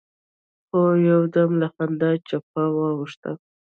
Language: Pashto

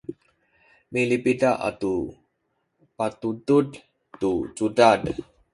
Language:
Sakizaya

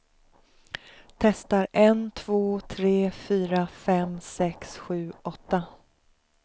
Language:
Swedish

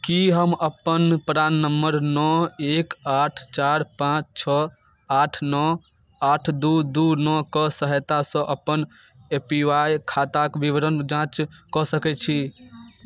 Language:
Maithili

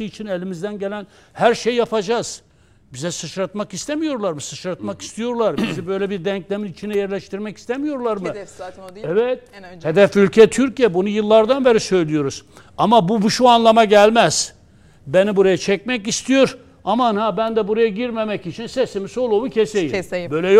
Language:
Turkish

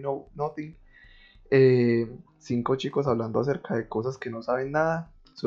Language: Spanish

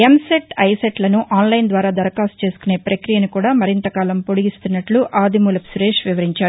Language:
Telugu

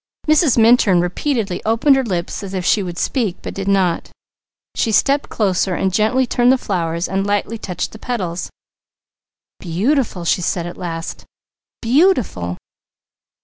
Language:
English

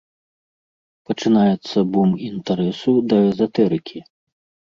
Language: Belarusian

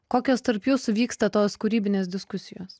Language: Lithuanian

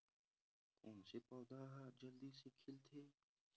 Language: Chhattisgarhi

